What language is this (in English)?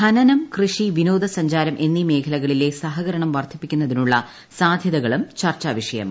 Malayalam